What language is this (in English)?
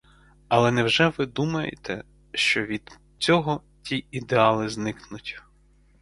Ukrainian